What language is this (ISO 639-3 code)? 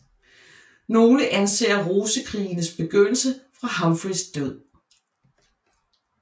dan